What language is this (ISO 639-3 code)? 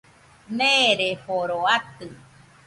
hux